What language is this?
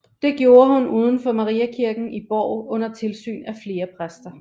Danish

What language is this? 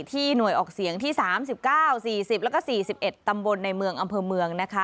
Thai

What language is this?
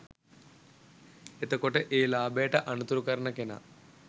Sinhala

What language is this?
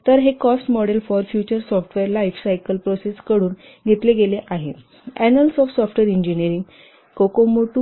Marathi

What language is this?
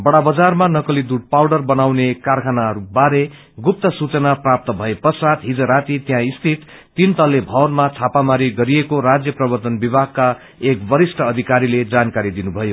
Nepali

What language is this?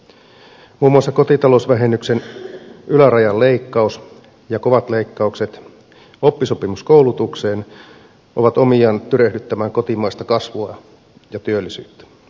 Finnish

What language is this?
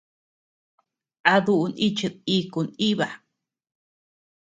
Tepeuxila Cuicatec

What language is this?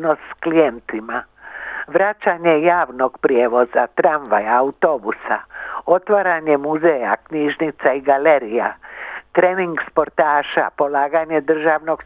Croatian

